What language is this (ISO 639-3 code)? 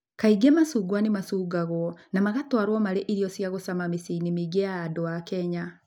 kik